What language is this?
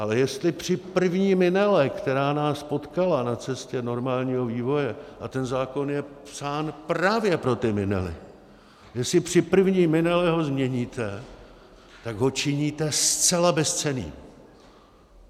Czech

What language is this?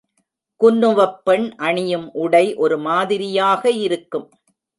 Tamil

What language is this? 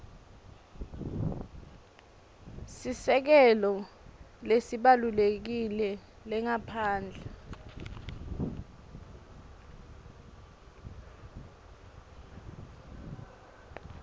Swati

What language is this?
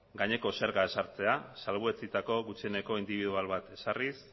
Basque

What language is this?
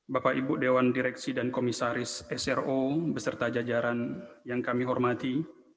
Indonesian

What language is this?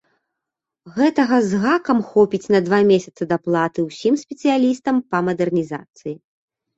Belarusian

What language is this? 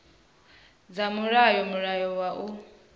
Venda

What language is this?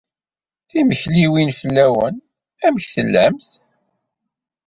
Kabyle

